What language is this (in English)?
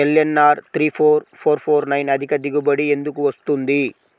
Telugu